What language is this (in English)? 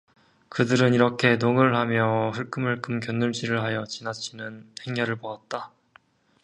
Korean